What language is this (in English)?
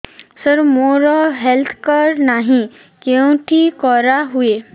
Odia